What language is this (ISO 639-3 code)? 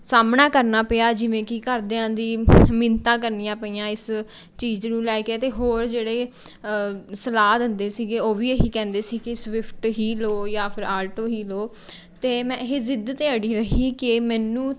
pan